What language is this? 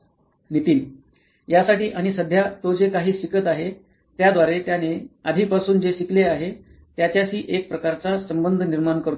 Marathi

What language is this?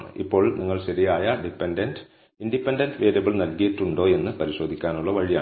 Malayalam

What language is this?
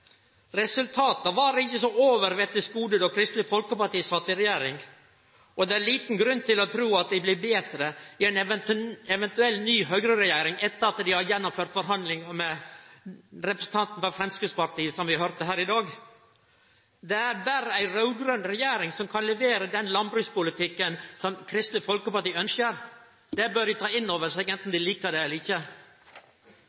Norwegian Nynorsk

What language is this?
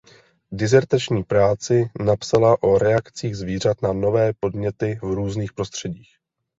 Czech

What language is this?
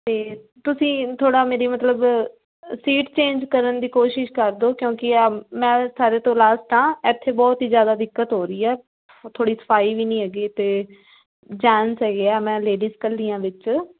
Punjabi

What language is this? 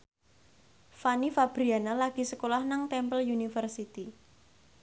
Javanese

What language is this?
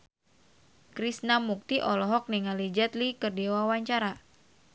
Sundanese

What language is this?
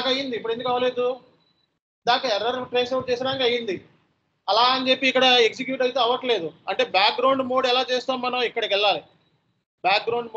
Telugu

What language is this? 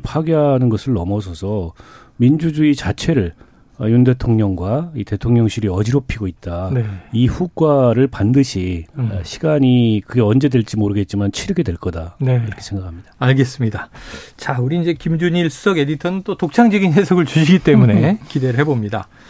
Korean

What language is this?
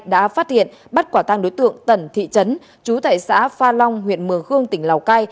Vietnamese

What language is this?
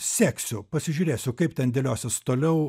Lithuanian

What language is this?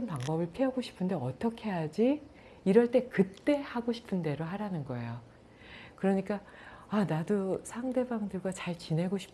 Korean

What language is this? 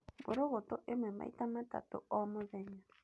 Kikuyu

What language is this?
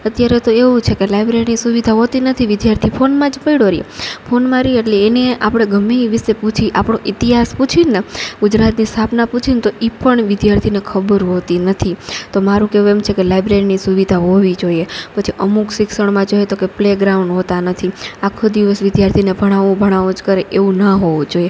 Gujarati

